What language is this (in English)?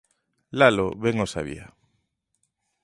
Galician